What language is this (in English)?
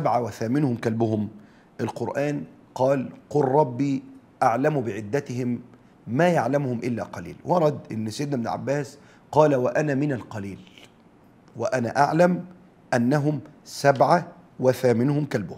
Arabic